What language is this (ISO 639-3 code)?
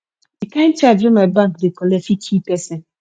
pcm